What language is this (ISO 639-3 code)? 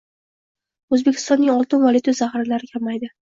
uzb